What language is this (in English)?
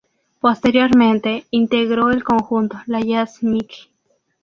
Spanish